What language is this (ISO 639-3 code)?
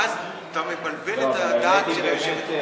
heb